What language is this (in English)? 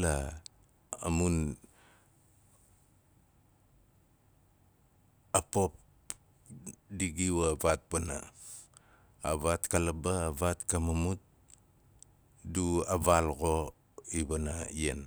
Nalik